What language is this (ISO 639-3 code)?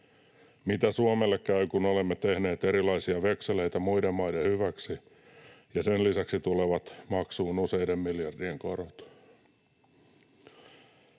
fin